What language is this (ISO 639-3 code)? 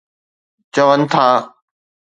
snd